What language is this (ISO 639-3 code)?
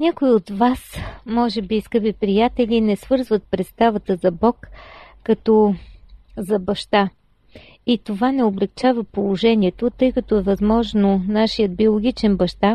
bul